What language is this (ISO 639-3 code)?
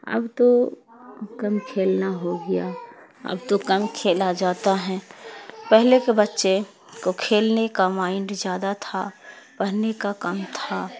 urd